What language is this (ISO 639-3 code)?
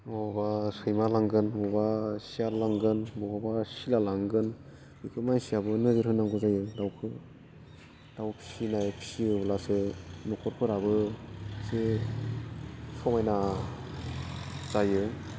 brx